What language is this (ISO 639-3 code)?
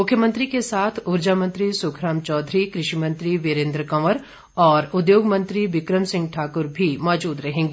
hin